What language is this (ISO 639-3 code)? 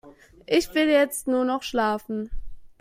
deu